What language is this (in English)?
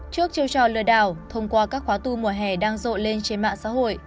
Vietnamese